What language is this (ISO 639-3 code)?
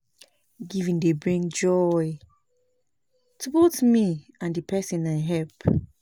pcm